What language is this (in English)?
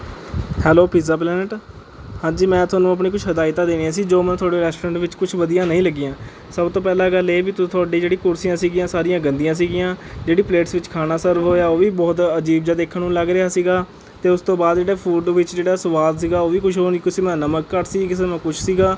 Punjabi